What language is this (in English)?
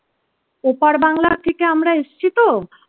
Bangla